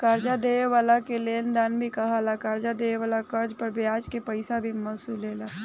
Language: Bhojpuri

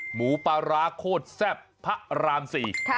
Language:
Thai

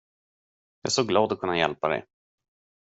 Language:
Swedish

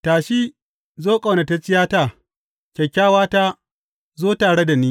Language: Hausa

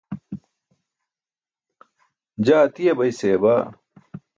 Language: Burushaski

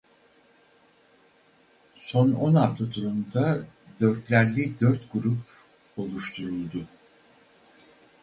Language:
Turkish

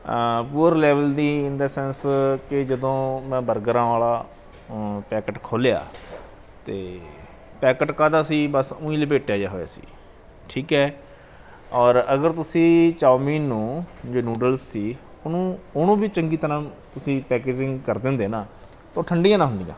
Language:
Punjabi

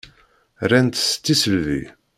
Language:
Kabyle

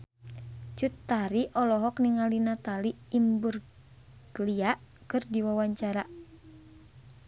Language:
Sundanese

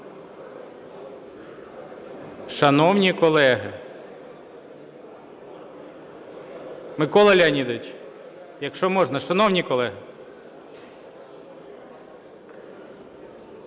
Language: Ukrainian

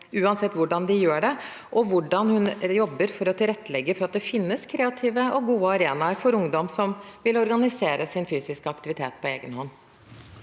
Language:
Norwegian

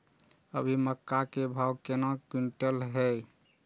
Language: Maithili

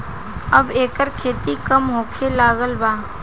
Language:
Bhojpuri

